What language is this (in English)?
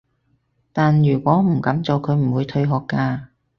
Cantonese